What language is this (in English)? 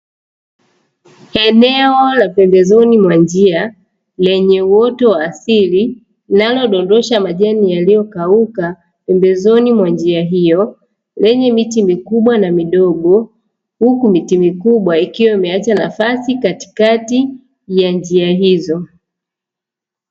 Swahili